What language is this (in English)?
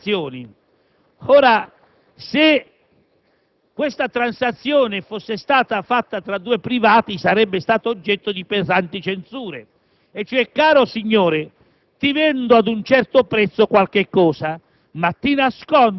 Italian